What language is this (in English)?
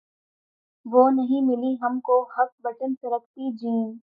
Urdu